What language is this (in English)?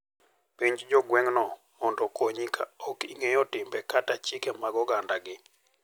Luo (Kenya and Tanzania)